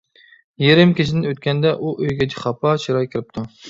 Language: Uyghur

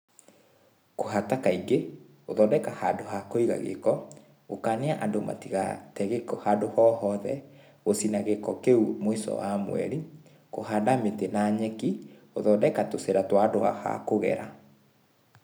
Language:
Kikuyu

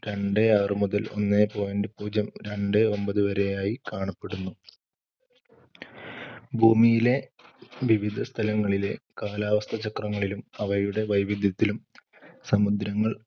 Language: Malayalam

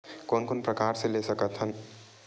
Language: Chhattisgarhi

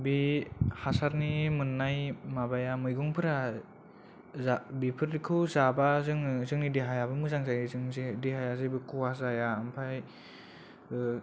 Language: Bodo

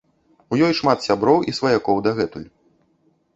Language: Belarusian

